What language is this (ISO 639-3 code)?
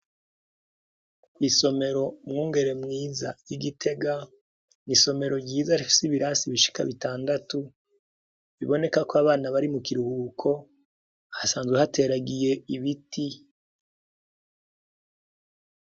run